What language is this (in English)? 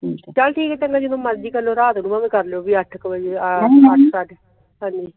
Punjabi